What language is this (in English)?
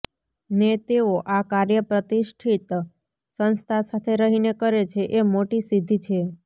Gujarati